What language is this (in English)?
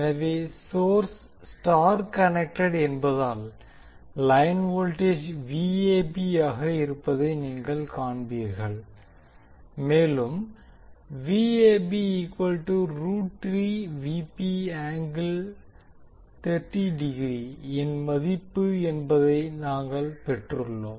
Tamil